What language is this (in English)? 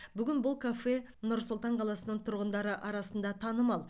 Kazakh